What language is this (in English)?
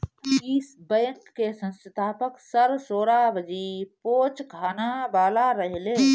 Bhojpuri